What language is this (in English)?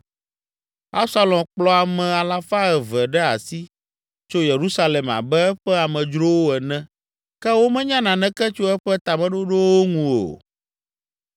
Ewe